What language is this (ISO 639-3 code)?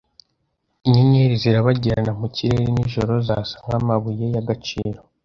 kin